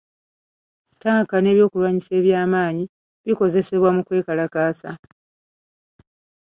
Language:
Ganda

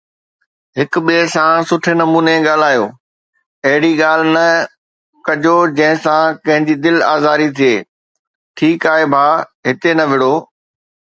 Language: Sindhi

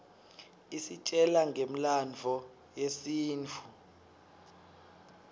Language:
Swati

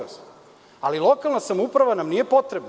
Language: Serbian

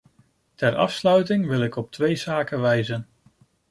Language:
Dutch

